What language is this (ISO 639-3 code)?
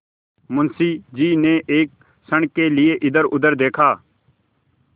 hin